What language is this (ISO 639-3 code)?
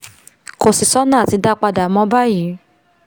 yor